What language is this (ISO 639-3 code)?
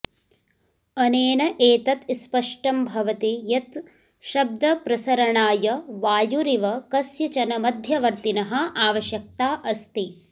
san